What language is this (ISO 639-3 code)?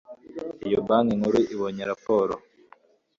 kin